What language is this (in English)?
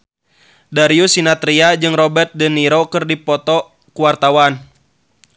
Sundanese